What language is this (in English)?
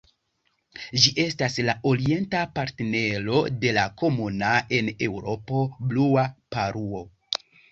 Esperanto